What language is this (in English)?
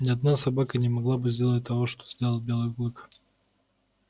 Russian